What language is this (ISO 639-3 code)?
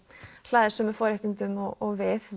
isl